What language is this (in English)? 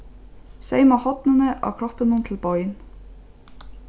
Faroese